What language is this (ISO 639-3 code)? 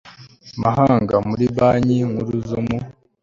kin